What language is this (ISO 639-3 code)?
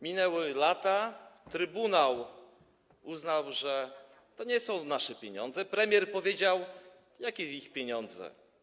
pol